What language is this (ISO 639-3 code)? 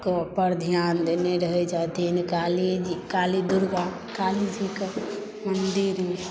mai